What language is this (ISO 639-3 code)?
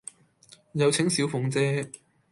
yue